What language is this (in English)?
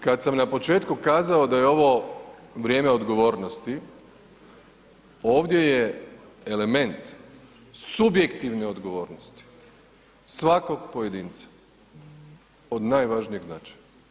Croatian